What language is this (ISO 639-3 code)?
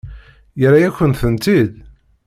kab